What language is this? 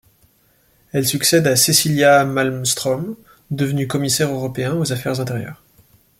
French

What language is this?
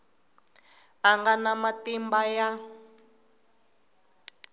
Tsonga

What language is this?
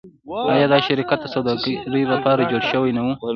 Pashto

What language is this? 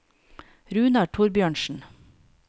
Norwegian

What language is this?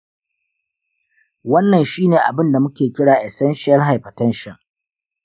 Hausa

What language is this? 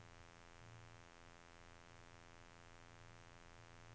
Norwegian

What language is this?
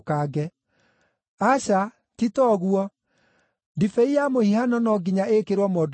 Kikuyu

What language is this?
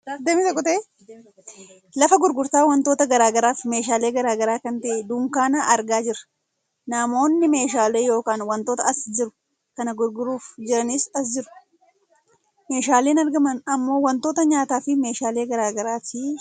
Oromo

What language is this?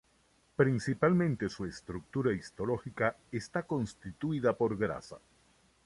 Spanish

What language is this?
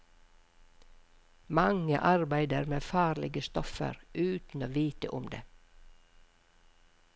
Norwegian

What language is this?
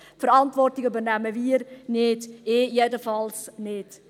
Swiss German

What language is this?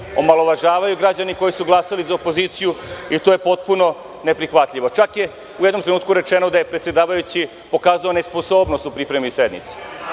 Serbian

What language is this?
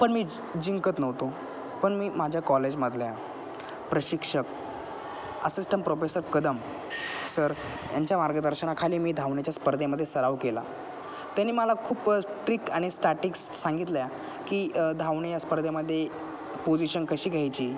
Marathi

